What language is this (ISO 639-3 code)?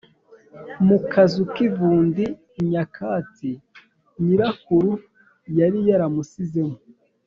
kin